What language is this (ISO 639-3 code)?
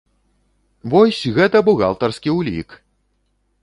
bel